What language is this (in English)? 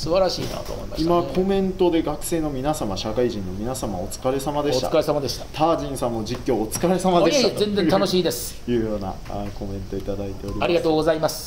Japanese